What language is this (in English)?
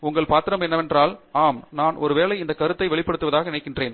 Tamil